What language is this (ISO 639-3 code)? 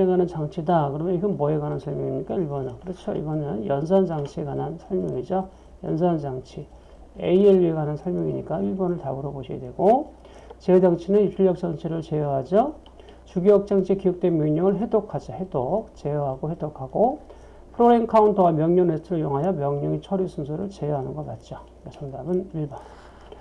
kor